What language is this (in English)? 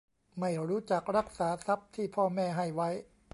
Thai